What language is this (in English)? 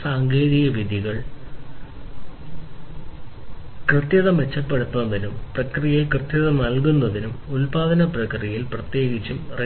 Malayalam